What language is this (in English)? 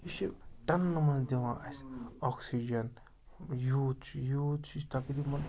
Kashmiri